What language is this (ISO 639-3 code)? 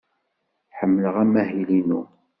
kab